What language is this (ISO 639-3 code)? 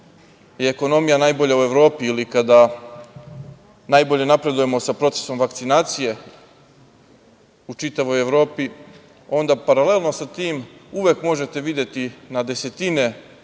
srp